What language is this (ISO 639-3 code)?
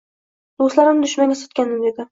uzb